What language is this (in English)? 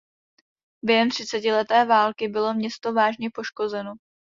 Czech